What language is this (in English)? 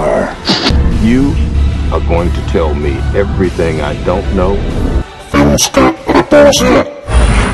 Croatian